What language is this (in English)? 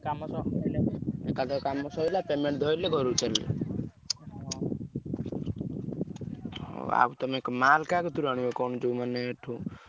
Odia